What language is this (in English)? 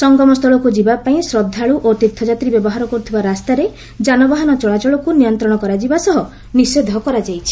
Odia